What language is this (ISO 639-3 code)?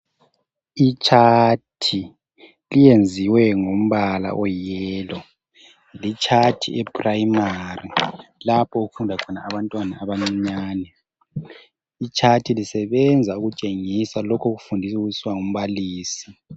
nde